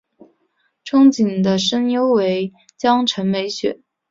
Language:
Chinese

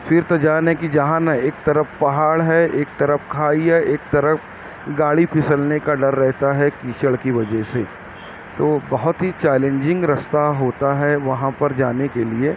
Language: Urdu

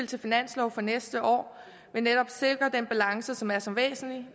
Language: Danish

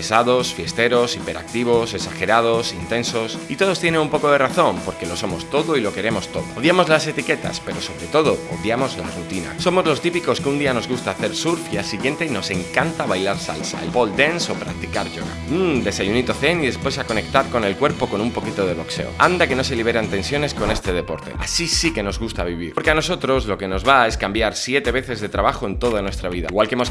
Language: Spanish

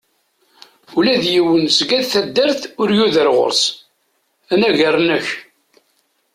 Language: Kabyle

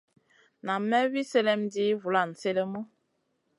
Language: Masana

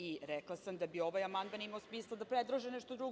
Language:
Serbian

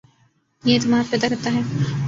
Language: Urdu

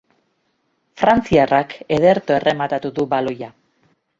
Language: Basque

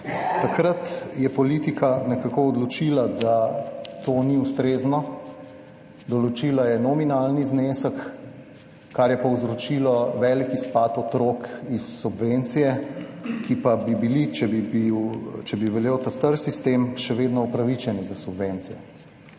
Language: Slovenian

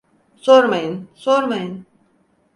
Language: Turkish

